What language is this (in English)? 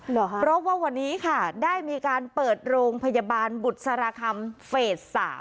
Thai